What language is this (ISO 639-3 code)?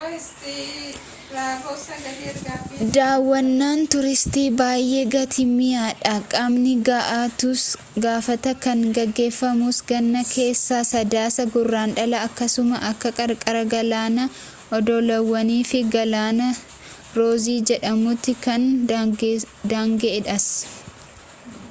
orm